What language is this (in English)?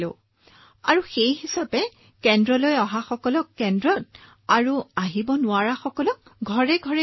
Assamese